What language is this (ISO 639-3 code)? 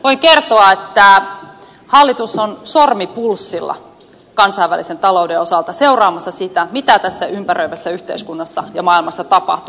fin